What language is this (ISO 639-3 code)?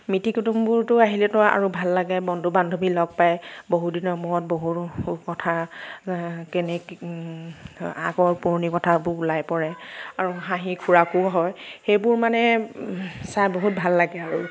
asm